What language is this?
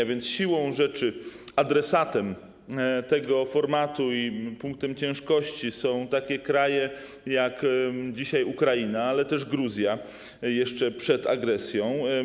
Polish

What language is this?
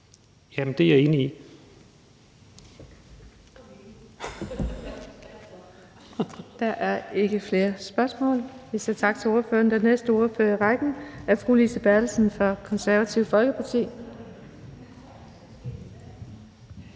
Danish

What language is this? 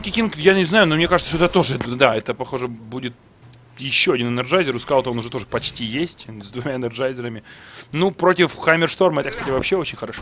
Russian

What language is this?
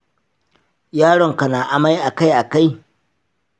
Hausa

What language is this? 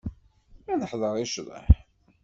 Kabyle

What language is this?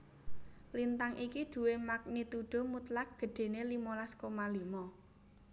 Javanese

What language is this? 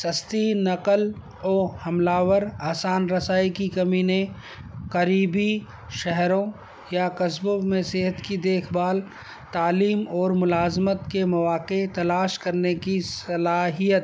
Urdu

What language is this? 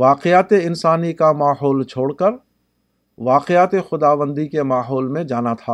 Urdu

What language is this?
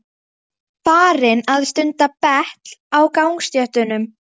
Icelandic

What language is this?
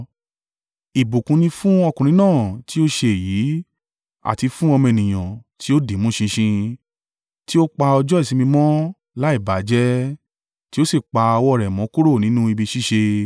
Yoruba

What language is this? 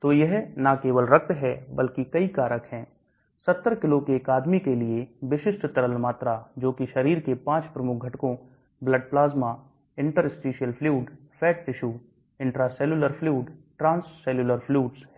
Hindi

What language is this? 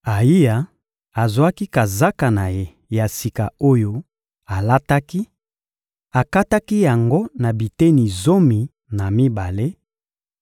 Lingala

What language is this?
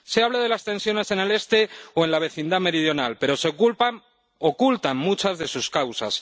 Spanish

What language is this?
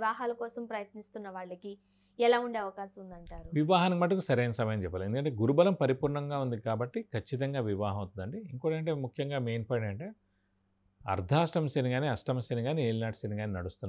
Telugu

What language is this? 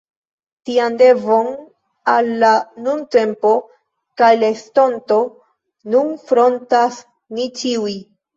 Esperanto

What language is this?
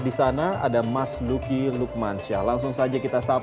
Indonesian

